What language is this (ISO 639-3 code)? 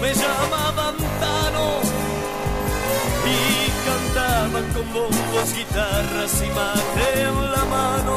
ita